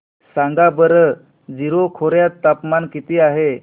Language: Marathi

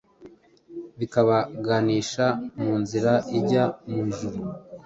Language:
Kinyarwanda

